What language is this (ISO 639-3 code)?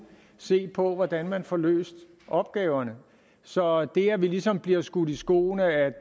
dan